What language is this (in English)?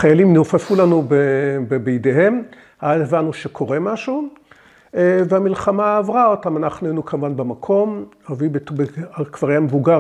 Hebrew